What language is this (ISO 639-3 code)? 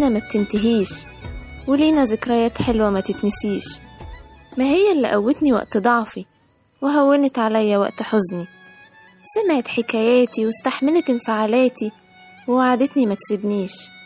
ara